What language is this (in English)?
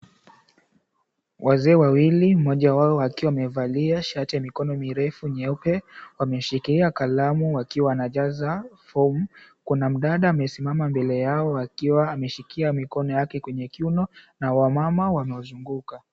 Swahili